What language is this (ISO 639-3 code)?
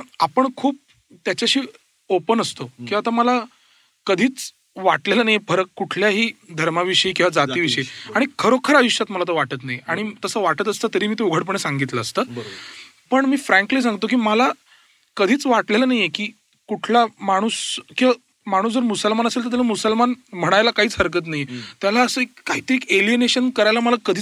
mar